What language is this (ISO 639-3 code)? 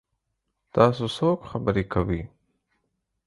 pus